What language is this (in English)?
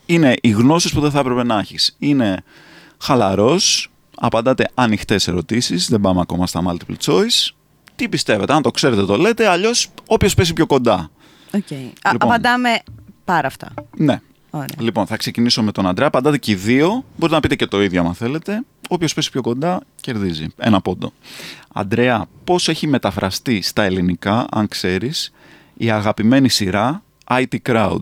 Greek